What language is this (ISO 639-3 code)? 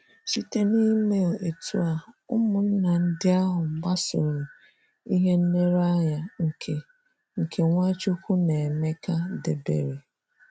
ibo